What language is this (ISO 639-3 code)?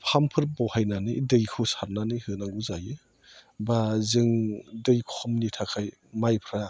brx